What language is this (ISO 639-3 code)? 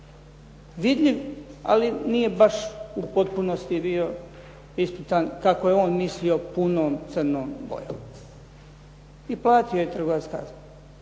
hrv